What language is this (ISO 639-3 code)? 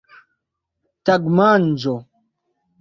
epo